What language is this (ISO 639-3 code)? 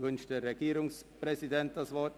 gsw